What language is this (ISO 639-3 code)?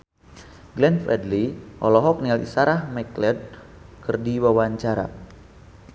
sun